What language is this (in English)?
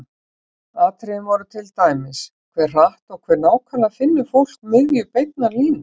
Icelandic